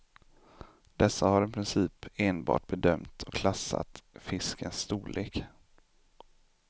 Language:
Swedish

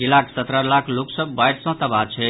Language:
Maithili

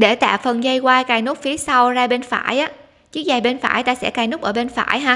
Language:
Vietnamese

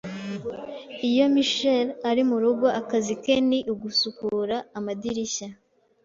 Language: Kinyarwanda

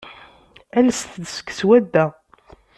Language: Kabyle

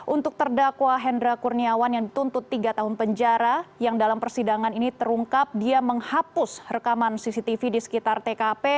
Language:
Indonesian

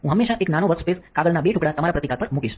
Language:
Gujarati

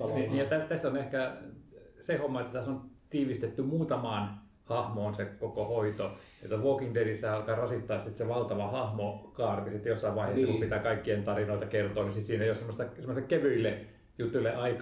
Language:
Finnish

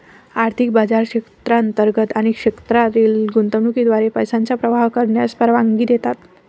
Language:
Marathi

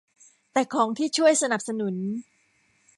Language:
Thai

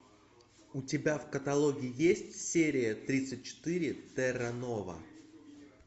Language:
Russian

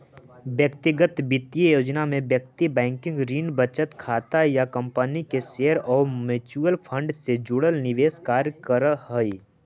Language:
Magahi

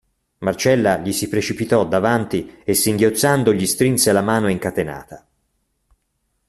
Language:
Italian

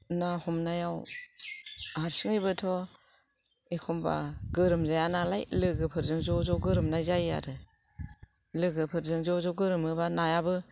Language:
Bodo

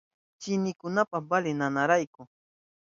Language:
Southern Pastaza Quechua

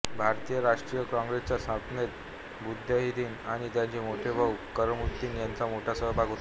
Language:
Marathi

